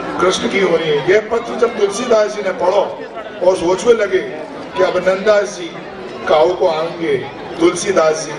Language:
Hindi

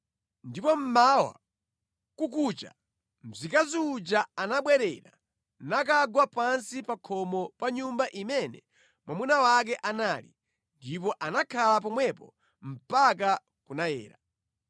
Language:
Nyanja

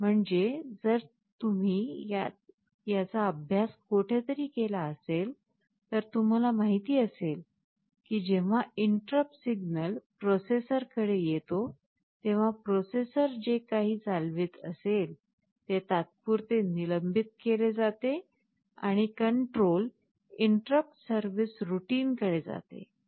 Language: Marathi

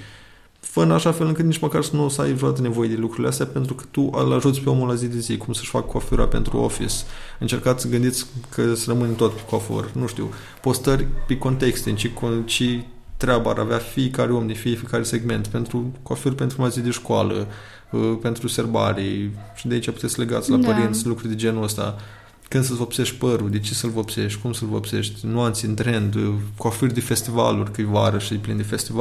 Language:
Romanian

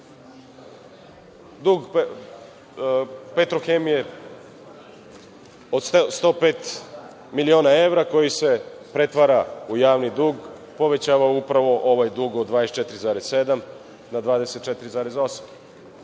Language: Serbian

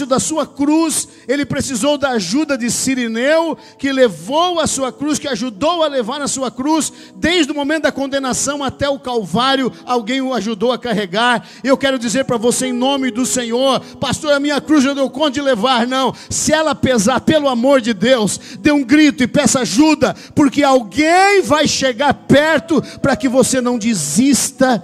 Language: Portuguese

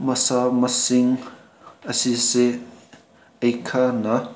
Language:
Manipuri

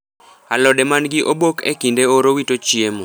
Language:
Luo (Kenya and Tanzania)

